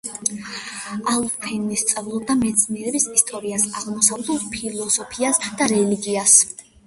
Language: Georgian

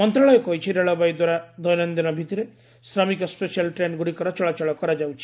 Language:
Odia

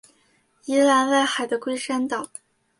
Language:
Chinese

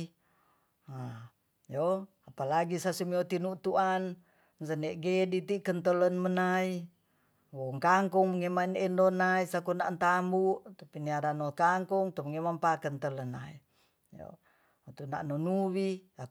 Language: Tonsea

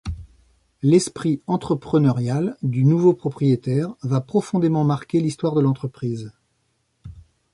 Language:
French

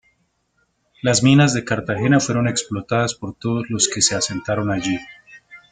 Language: Spanish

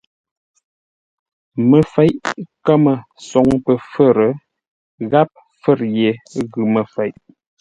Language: Ngombale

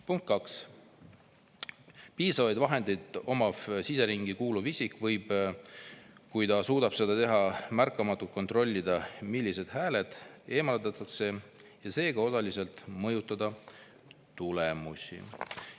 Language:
Estonian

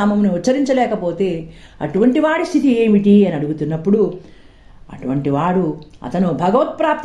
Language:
Telugu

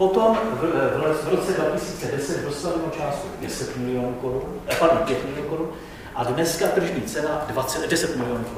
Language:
Czech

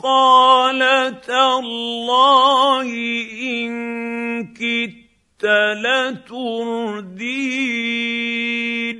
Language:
Arabic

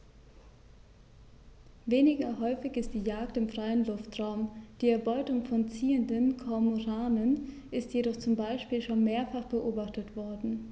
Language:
German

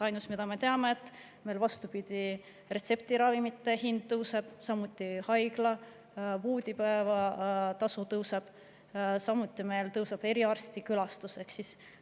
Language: Estonian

